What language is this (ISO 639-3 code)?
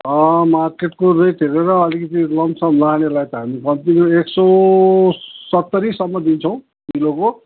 nep